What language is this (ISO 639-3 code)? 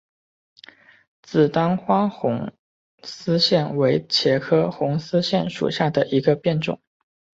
zho